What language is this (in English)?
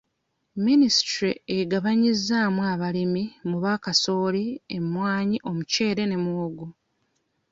Ganda